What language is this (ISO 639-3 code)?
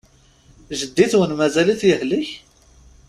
kab